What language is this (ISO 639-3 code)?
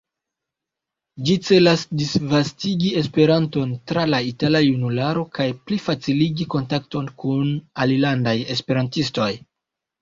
epo